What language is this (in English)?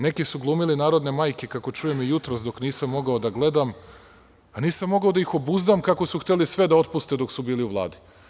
Serbian